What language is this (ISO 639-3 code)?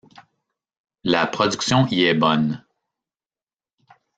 fra